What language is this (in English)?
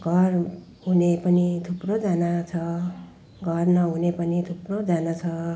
Nepali